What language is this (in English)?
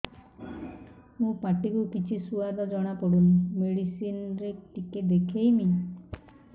Odia